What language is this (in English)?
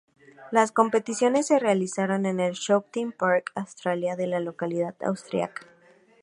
Spanish